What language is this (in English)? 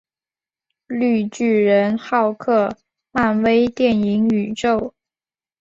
Chinese